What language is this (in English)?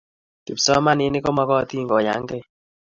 Kalenjin